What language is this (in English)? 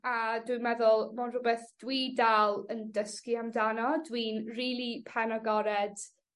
Welsh